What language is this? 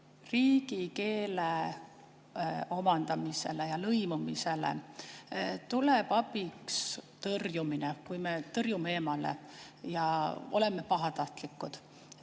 Estonian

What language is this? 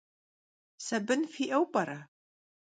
Kabardian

